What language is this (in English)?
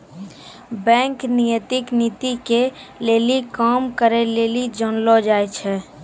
Maithili